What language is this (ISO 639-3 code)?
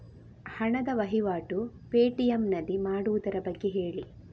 kan